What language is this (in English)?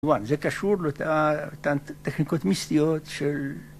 Hebrew